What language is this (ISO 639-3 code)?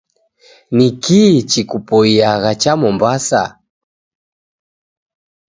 dav